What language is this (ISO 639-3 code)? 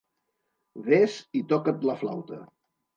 cat